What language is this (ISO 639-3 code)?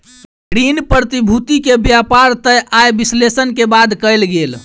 mai